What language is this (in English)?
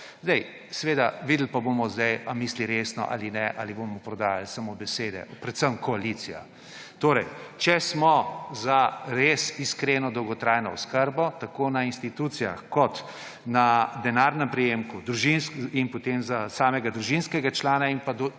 Slovenian